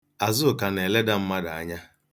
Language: Igbo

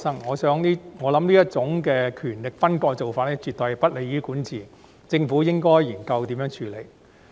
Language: Cantonese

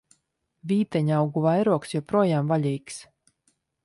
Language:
Latvian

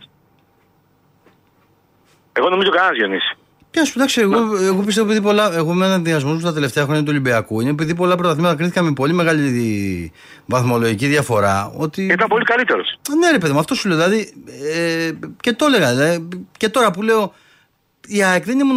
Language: Greek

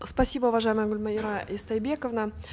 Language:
Kazakh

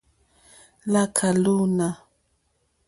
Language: Mokpwe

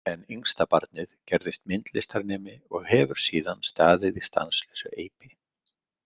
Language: Icelandic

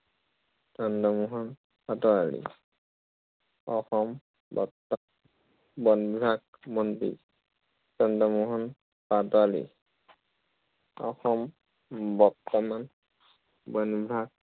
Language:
Assamese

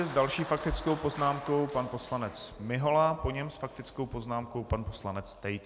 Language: Czech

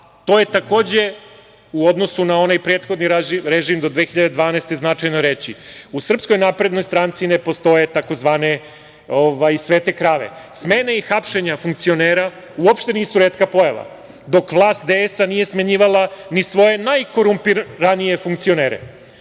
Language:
Serbian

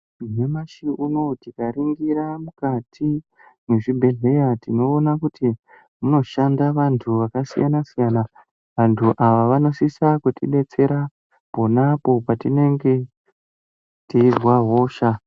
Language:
Ndau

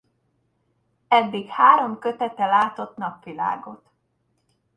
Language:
Hungarian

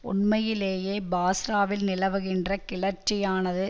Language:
Tamil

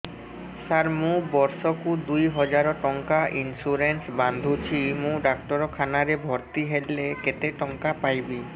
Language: Odia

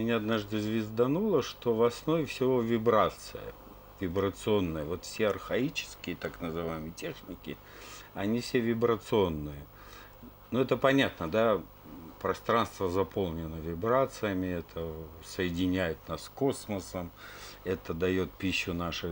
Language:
Russian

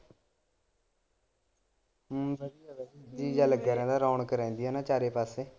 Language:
Punjabi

